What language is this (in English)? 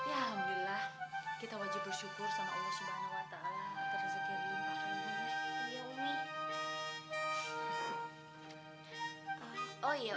Indonesian